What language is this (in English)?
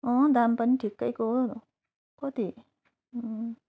Nepali